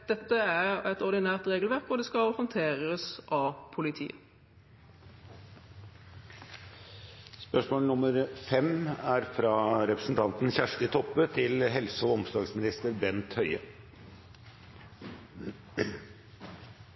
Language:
Norwegian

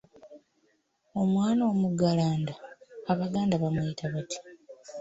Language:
Ganda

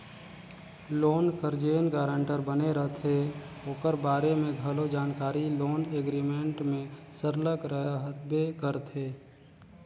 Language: Chhattisgarhi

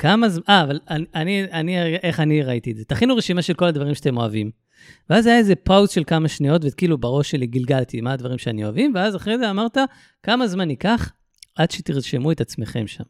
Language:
Hebrew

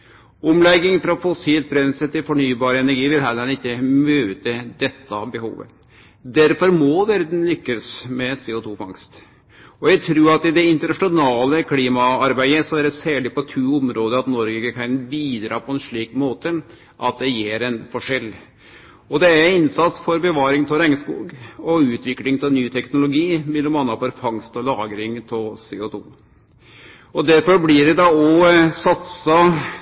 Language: Norwegian Nynorsk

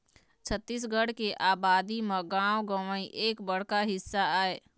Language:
Chhattisgarhi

